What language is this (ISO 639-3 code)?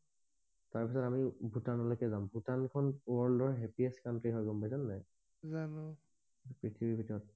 asm